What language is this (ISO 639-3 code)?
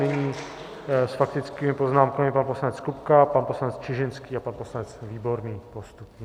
ces